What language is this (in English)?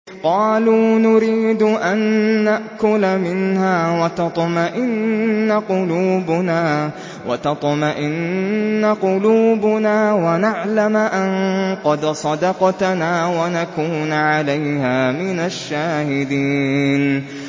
Arabic